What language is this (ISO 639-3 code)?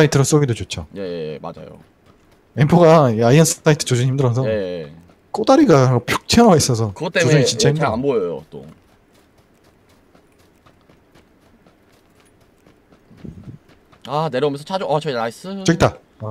kor